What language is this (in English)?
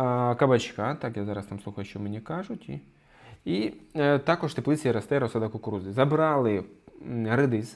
Ukrainian